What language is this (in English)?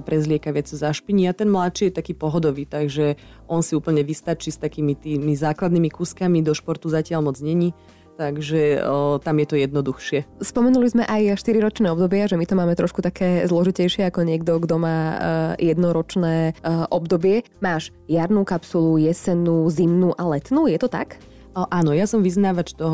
Slovak